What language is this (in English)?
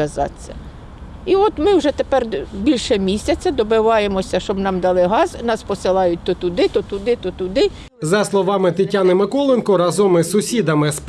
Ukrainian